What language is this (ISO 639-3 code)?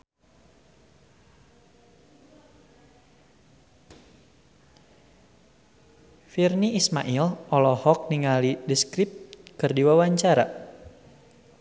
sun